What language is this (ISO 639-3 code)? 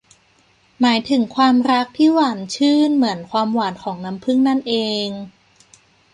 tha